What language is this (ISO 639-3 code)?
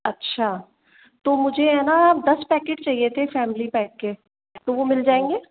hin